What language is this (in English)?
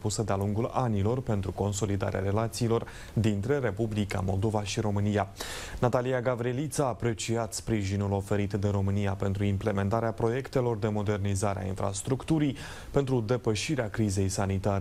Romanian